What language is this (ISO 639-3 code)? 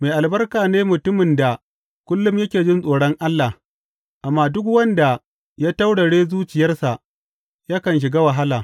hau